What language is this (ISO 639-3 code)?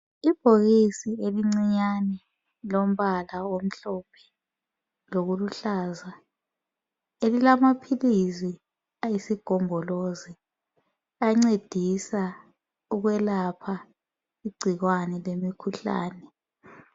nde